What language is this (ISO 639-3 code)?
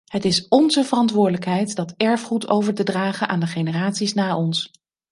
nld